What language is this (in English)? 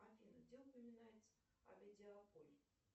Russian